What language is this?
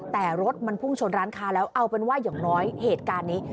Thai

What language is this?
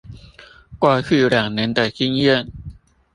Chinese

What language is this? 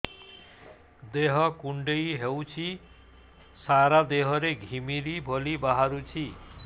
Odia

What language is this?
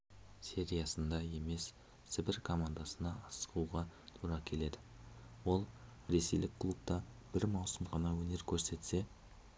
Kazakh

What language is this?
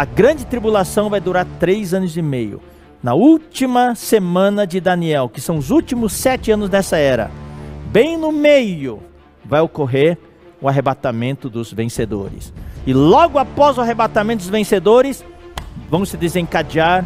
Portuguese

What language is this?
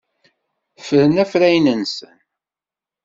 Kabyle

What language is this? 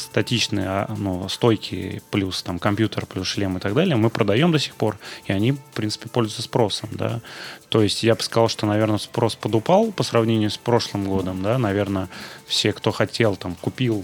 Russian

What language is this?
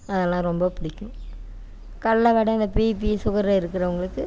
Tamil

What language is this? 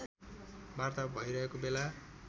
Nepali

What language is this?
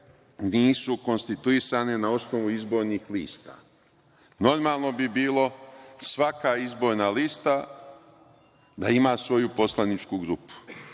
Serbian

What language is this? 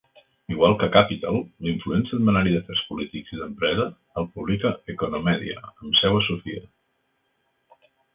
Catalan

